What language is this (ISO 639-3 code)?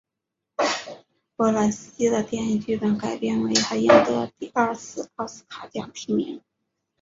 zho